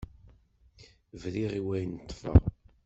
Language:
Kabyle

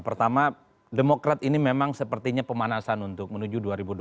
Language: Indonesian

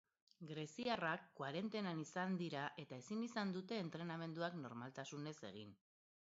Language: Basque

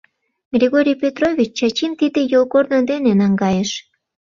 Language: Mari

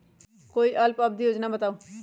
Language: Magahi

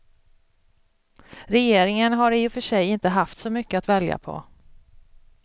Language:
Swedish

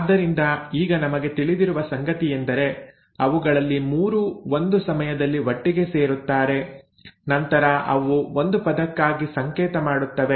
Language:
Kannada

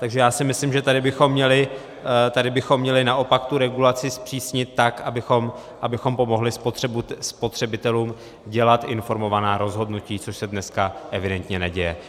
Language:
Czech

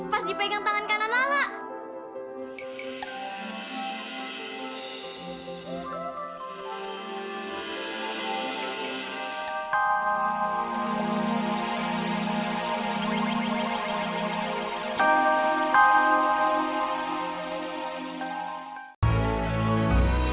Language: Indonesian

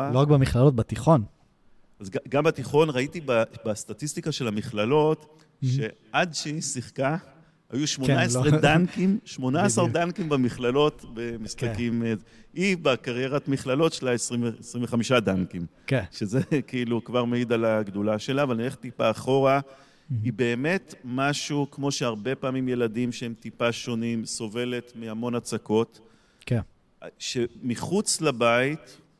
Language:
Hebrew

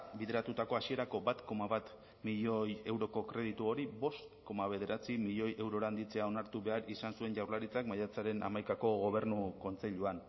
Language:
Basque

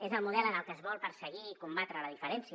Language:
Catalan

